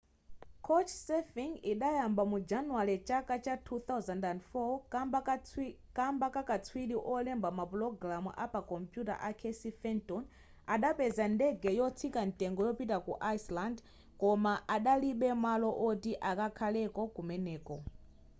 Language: Nyanja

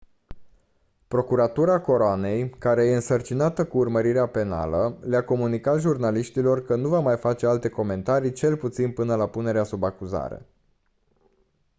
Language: Romanian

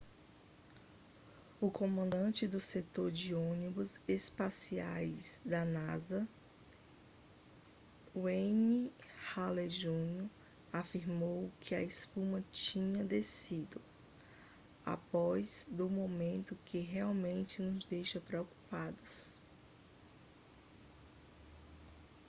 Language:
Portuguese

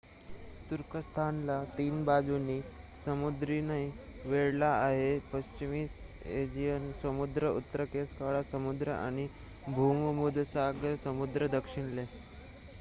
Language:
Marathi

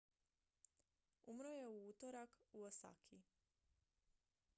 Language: Croatian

